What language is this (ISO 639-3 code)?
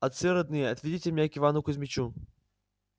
rus